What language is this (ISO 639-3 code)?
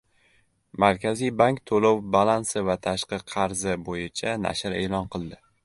uzb